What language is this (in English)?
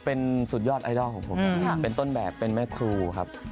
Thai